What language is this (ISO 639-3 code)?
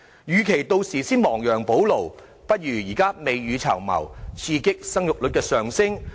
yue